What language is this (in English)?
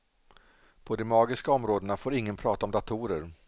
Swedish